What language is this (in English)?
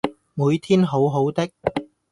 Cantonese